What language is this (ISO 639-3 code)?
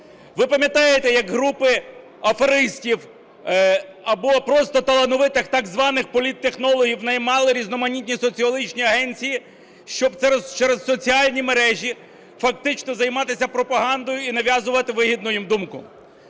ukr